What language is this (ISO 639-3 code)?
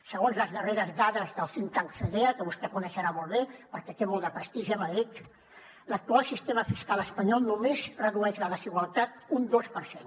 cat